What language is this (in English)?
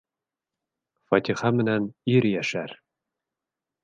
Bashkir